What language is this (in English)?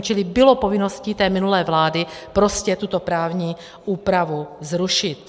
Czech